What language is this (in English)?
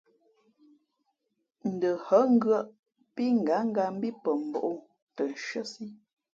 Fe'fe'